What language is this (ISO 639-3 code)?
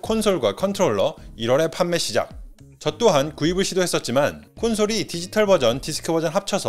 kor